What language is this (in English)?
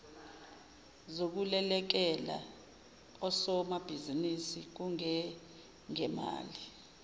Zulu